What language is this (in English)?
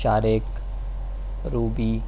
Urdu